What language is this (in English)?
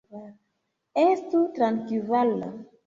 Esperanto